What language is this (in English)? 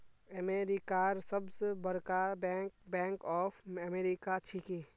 Magahi